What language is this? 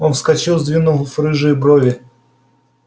Russian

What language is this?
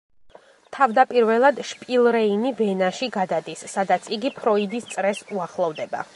Georgian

